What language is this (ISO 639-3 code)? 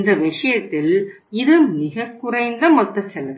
tam